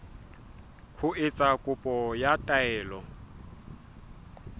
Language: Southern Sotho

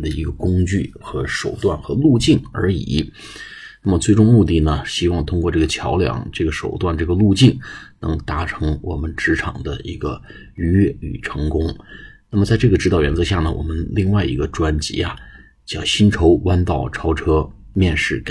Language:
Chinese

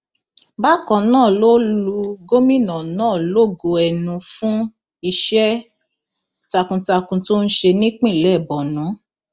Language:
Yoruba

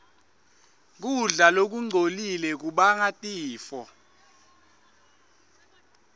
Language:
Swati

